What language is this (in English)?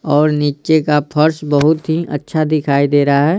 Hindi